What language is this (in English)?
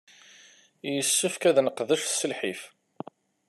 Kabyle